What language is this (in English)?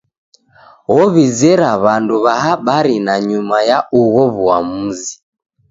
Taita